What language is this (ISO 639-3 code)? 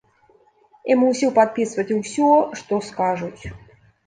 bel